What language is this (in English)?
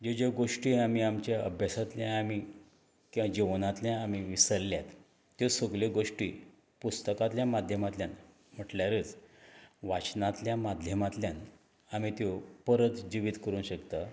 Konkani